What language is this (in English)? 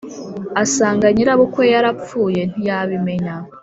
Kinyarwanda